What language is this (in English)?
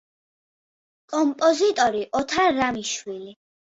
Georgian